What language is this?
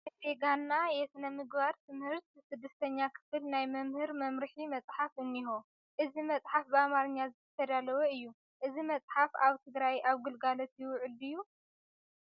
Tigrinya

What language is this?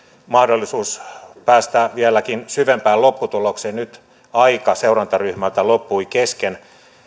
Finnish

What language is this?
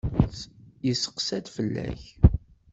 Kabyle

